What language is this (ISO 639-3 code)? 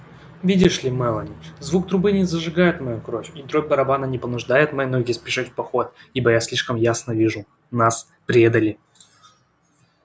rus